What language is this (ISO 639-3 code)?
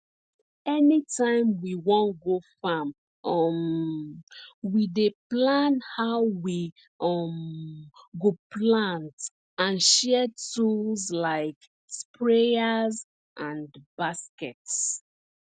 pcm